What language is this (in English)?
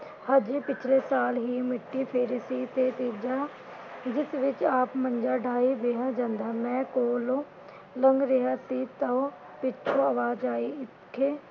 Punjabi